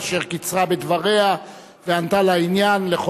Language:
Hebrew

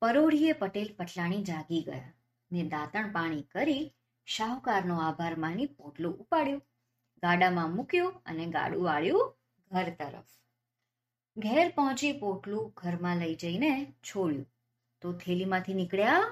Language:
Gujarati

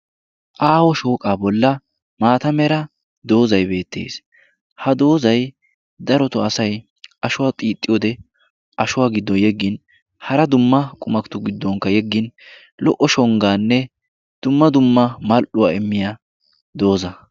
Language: Wolaytta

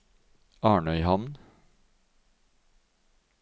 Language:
Norwegian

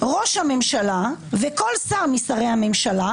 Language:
Hebrew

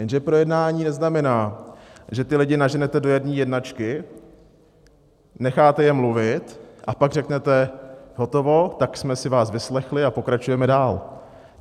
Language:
Czech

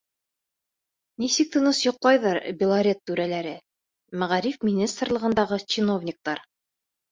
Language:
Bashkir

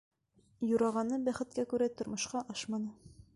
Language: Bashkir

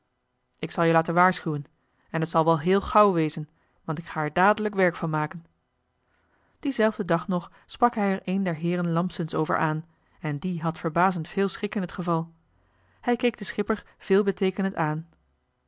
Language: Dutch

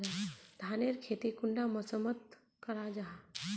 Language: Magahi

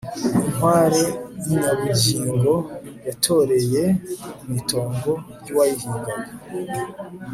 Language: Kinyarwanda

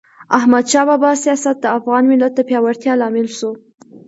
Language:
Pashto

